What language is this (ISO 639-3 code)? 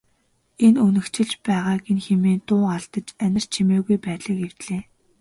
mon